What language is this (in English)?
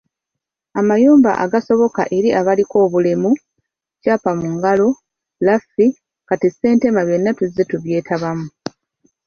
Ganda